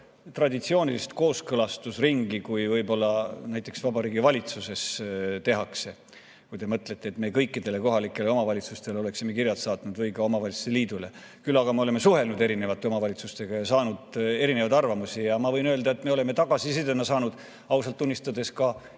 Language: Estonian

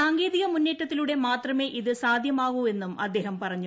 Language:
Malayalam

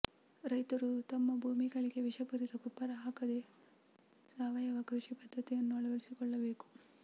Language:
Kannada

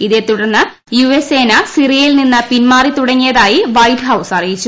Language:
Malayalam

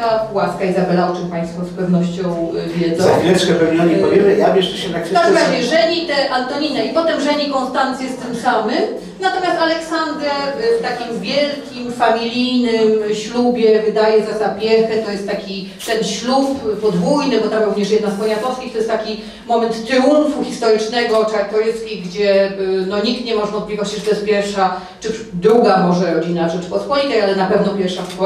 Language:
Polish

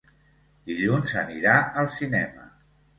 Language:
Catalan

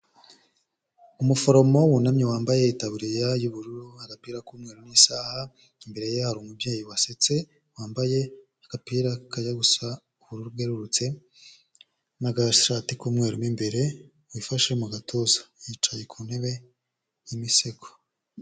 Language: Kinyarwanda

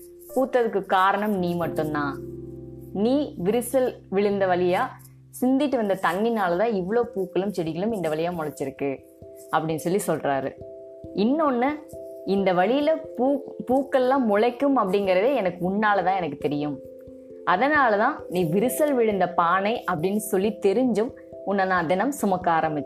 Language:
Tamil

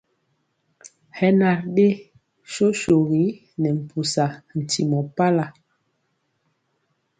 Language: Mpiemo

